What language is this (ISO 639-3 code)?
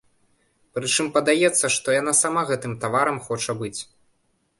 bel